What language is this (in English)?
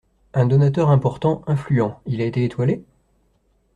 French